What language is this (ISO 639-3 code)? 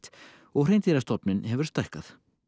isl